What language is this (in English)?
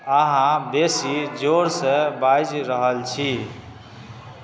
Maithili